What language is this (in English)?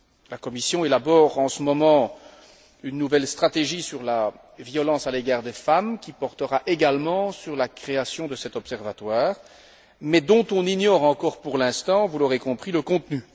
French